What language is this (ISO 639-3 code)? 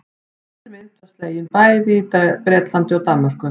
isl